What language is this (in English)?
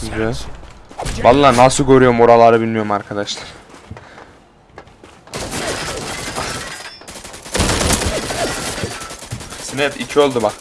Turkish